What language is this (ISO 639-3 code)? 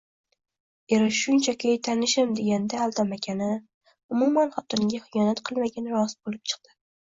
uzb